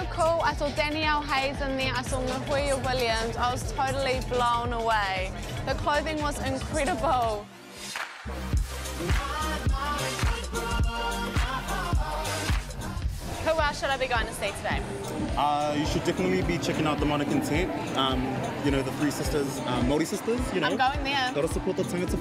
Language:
English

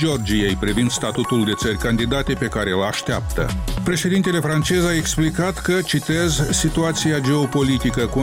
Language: Romanian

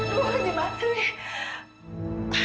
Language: Indonesian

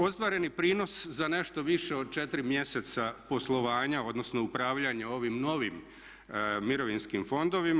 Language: Croatian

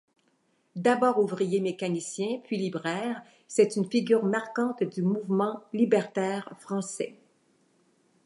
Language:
French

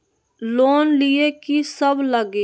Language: Magahi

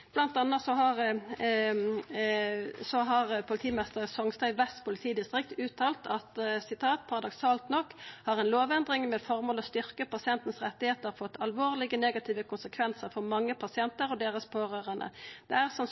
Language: Norwegian Nynorsk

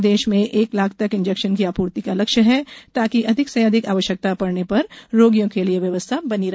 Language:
Hindi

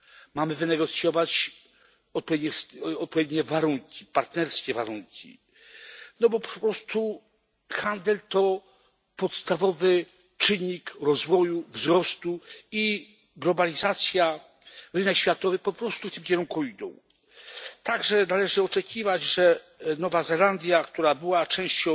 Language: Polish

